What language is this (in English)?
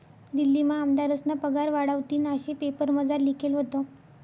Marathi